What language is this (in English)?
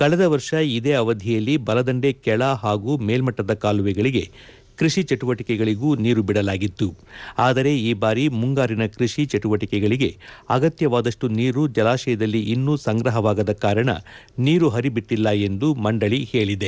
Kannada